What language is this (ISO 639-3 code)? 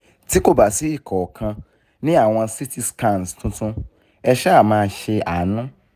yor